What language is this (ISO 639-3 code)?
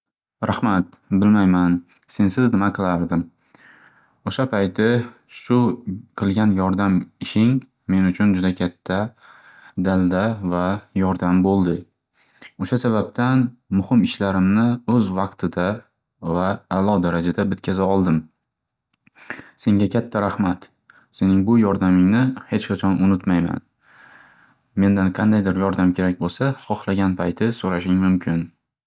uzb